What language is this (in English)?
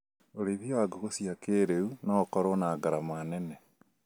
Kikuyu